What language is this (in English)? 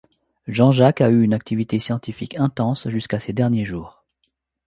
French